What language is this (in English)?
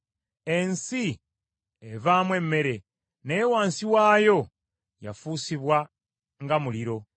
Ganda